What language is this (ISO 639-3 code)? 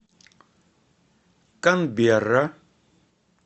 rus